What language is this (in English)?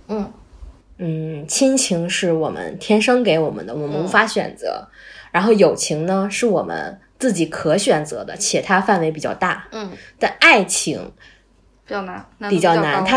Chinese